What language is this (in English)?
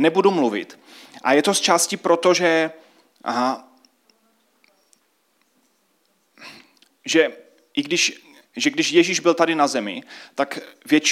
Czech